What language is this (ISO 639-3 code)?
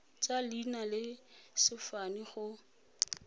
tsn